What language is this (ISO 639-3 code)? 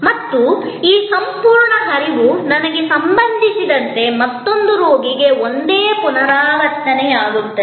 kan